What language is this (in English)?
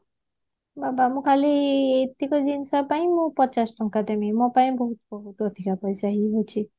Odia